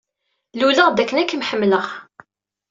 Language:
Kabyle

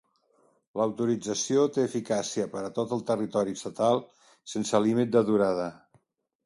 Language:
Catalan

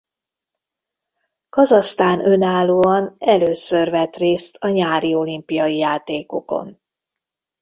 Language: Hungarian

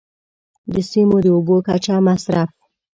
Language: Pashto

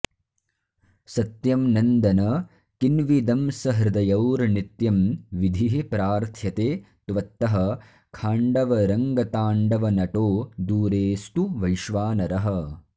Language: Sanskrit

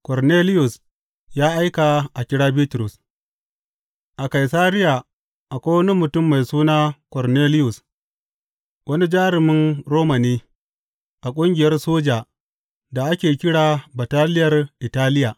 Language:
Hausa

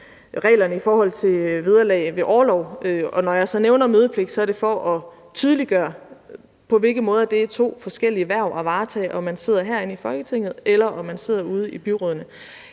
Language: Danish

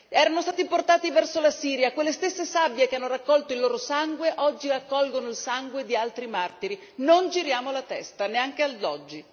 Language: Italian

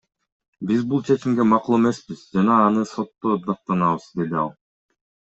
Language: Kyrgyz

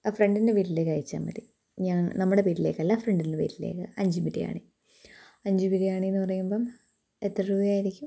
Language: Malayalam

